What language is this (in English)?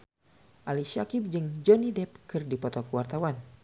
Sundanese